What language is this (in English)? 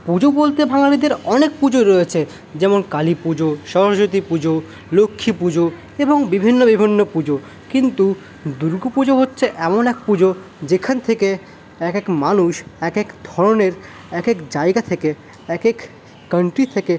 Bangla